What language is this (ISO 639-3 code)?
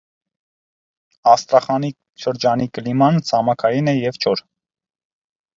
hye